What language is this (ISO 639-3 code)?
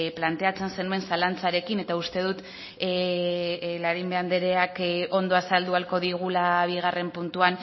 eus